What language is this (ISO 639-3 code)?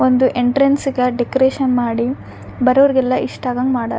kan